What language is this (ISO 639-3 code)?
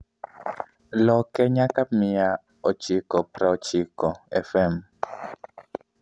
luo